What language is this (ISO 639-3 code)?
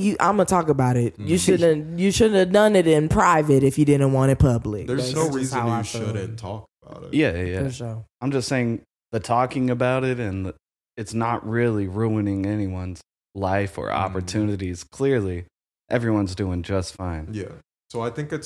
eng